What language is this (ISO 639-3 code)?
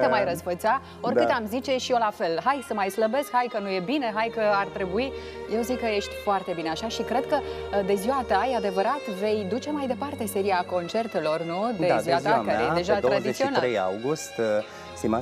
ron